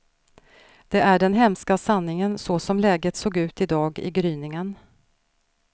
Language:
Swedish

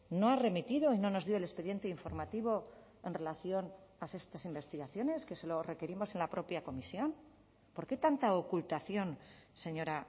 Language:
Spanish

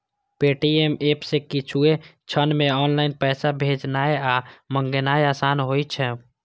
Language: Maithili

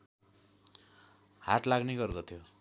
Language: Nepali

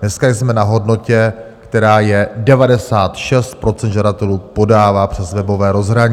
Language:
Czech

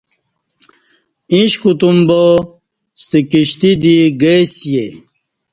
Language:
Kati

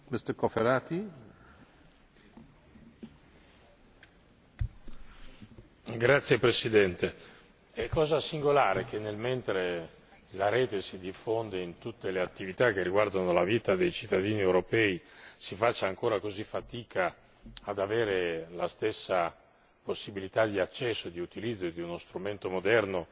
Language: Italian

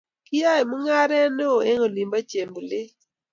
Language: Kalenjin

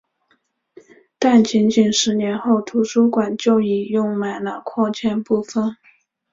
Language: Chinese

